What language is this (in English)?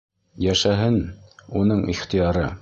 Bashkir